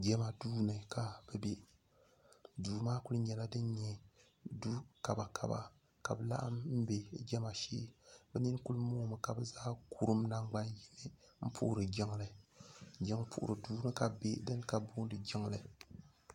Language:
Dagbani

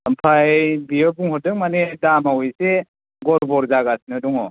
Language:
Bodo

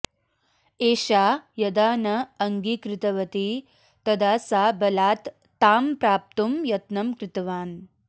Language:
Sanskrit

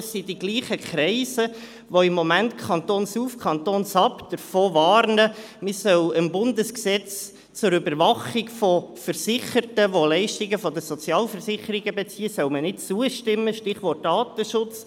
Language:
Swiss German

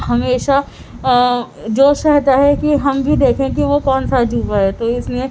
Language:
Urdu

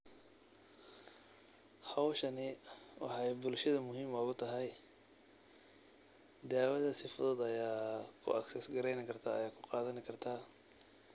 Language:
Somali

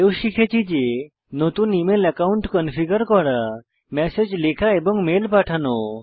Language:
Bangla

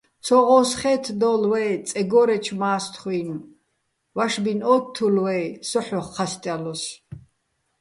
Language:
Bats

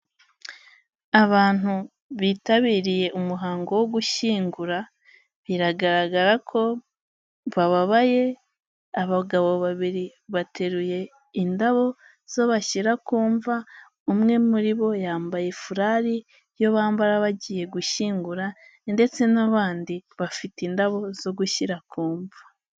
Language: Kinyarwanda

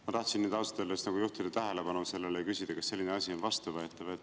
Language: Estonian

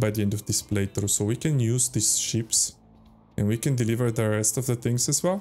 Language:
English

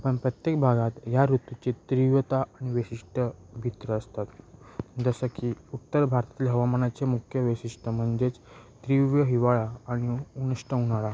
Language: Marathi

